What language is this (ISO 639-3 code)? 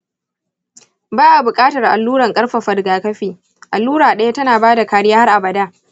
hau